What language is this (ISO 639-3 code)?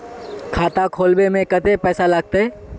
mag